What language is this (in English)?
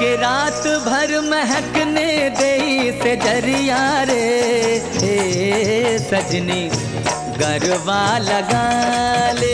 Hindi